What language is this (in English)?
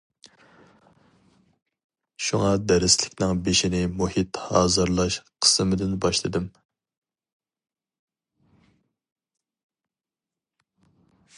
Uyghur